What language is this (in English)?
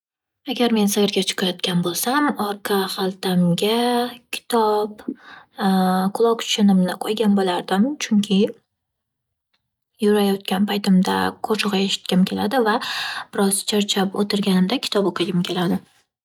Uzbek